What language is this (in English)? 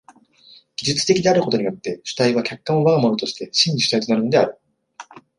Japanese